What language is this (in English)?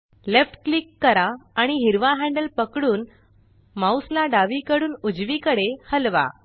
Marathi